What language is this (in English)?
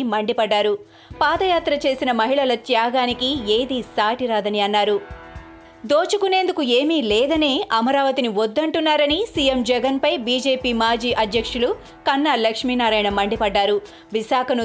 Telugu